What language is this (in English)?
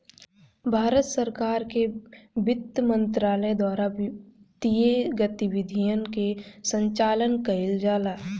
Bhojpuri